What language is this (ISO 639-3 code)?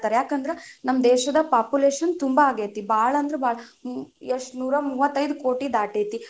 kan